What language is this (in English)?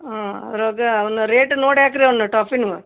Kannada